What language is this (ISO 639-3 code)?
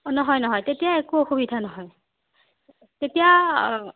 asm